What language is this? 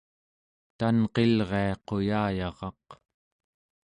Central Yupik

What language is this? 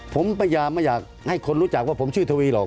Thai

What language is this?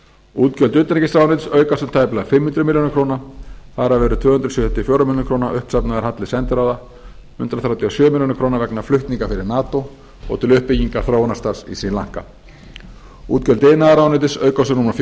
Icelandic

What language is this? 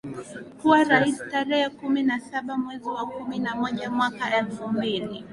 Swahili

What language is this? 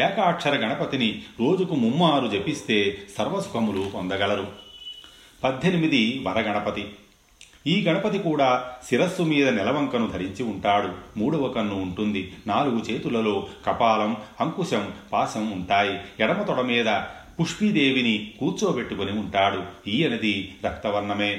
Telugu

